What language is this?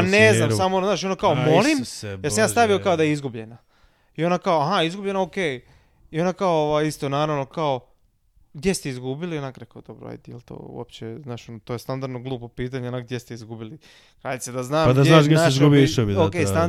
Croatian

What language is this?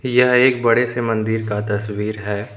Hindi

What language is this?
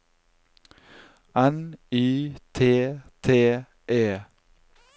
Norwegian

